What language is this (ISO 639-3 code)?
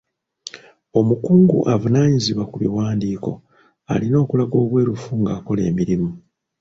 lug